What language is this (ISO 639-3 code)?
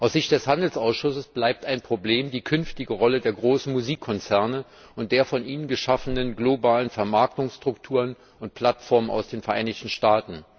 deu